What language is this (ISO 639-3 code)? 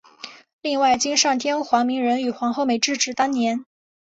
zho